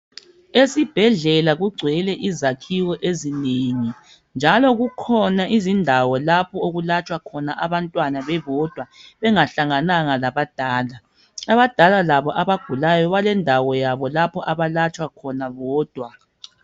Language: North Ndebele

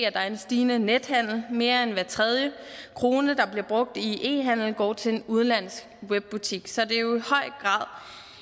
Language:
Danish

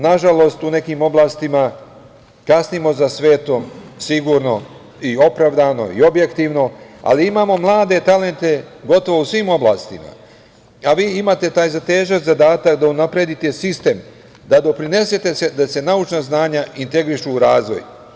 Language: Serbian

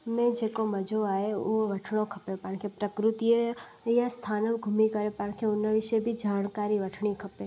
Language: Sindhi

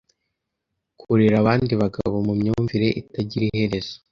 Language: Kinyarwanda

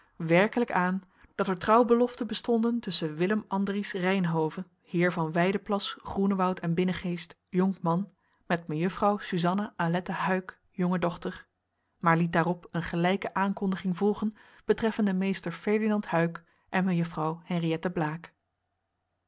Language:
Dutch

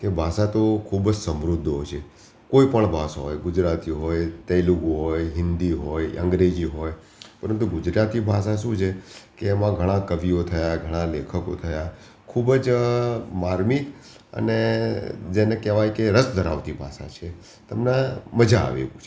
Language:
Gujarati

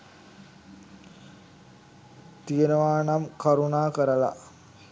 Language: Sinhala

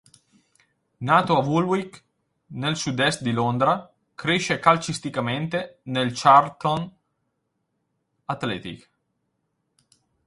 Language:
Italian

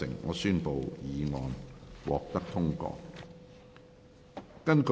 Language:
Cantonese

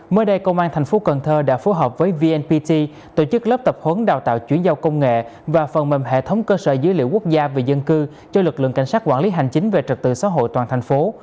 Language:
Vietnamese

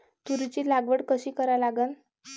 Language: Marathi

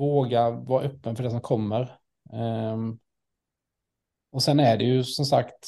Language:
Swedish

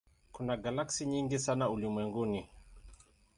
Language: Swahili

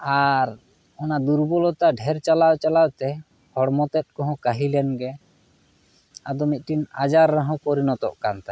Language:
Santali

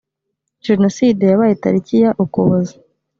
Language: Kinyarwanda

